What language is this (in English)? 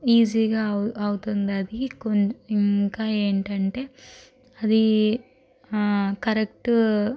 Telugu